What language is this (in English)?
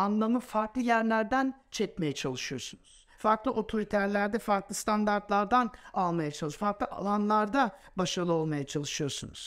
Turkish